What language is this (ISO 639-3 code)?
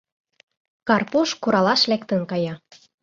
chm